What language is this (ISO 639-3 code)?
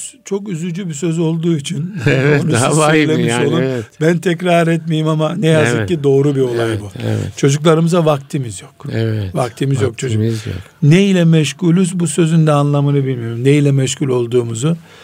tur